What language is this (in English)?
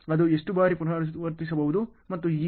Kannada